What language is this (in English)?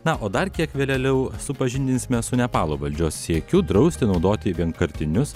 Lithuanian